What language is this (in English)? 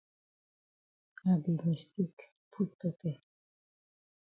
Cameroon Pidgin